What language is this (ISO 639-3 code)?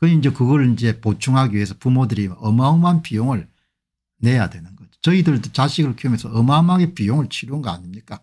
kor